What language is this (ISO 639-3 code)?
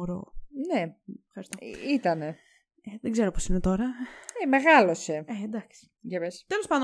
ell